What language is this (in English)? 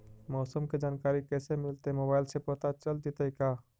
Magahi